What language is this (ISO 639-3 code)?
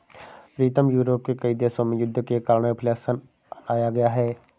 hin